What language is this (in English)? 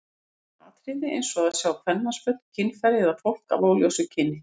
Icelandic